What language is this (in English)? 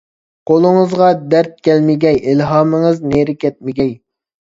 Uyghur